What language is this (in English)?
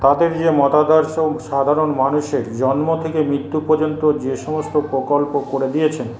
Bangla